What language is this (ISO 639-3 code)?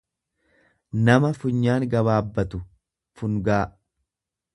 orm